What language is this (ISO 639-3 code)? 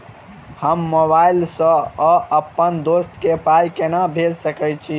mai